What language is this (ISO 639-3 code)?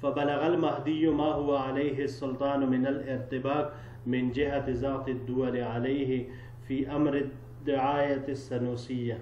ara